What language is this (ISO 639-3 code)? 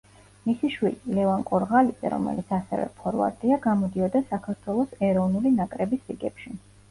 kat